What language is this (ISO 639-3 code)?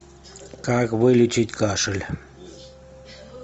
rus